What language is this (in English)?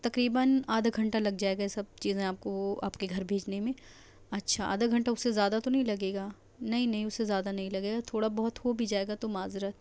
Urdu